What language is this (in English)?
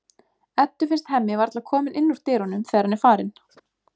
Icelandic